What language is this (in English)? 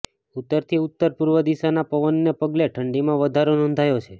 Gujarati